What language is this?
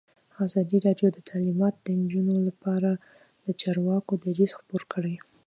Pashto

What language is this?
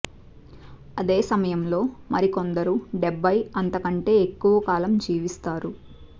Telugu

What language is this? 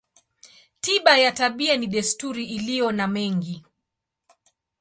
Swahili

